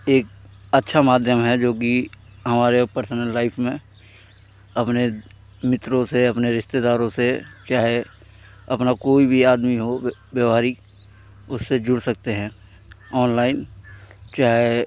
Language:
Hindi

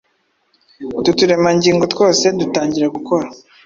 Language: Kinyarwanda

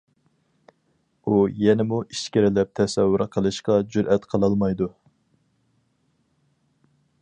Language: Uyghur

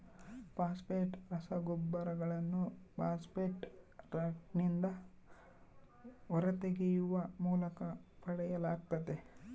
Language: Kannada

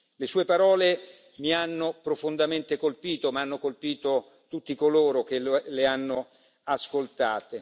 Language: Italian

